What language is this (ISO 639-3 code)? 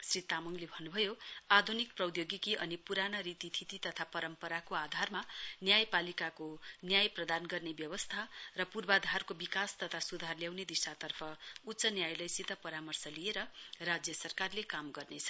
nep